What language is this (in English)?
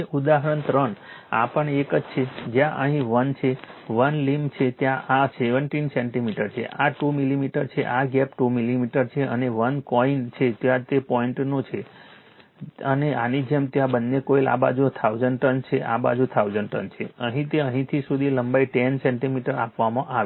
Gujarati